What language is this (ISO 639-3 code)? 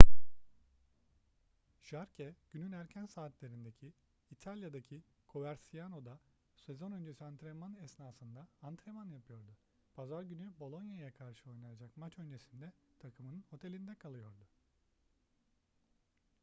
tur